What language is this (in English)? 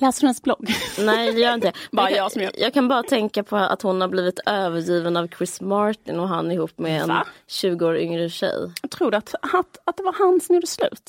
Swedish